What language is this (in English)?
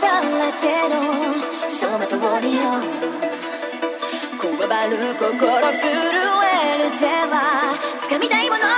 Polish